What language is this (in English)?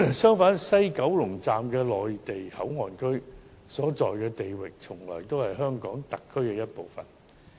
Cantonese